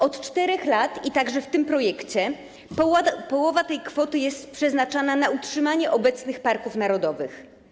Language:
Polish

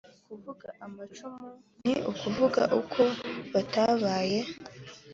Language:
Kinyarwanda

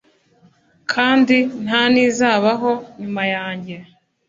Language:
Kinyarwanda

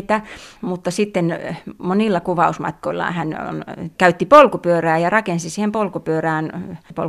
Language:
Finnish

